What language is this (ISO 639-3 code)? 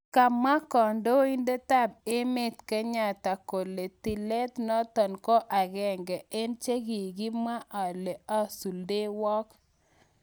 kln